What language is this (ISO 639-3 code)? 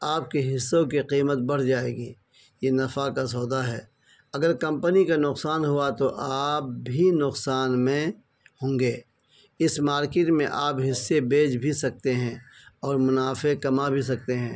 urd